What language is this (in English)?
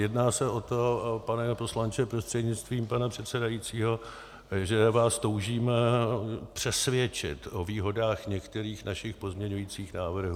Czech